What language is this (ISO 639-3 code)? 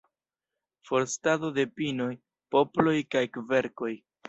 epo